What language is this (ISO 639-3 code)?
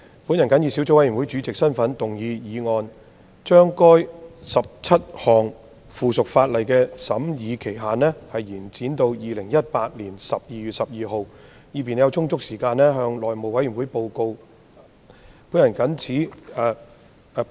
yue